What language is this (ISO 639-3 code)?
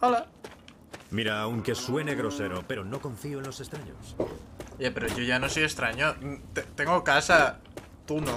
spa